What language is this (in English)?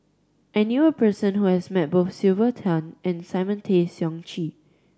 English